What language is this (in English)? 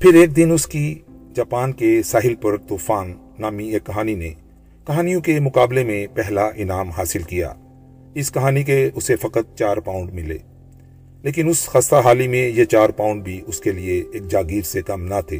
Urdu